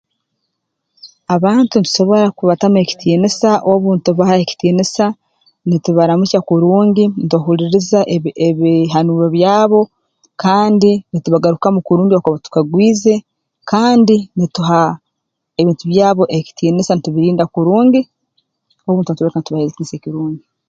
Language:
Tooro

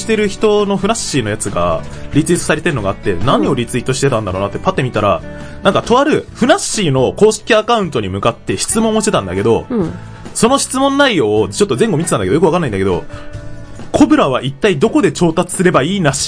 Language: Japanese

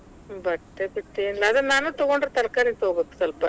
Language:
Kannada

